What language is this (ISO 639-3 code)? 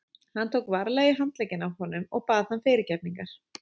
isl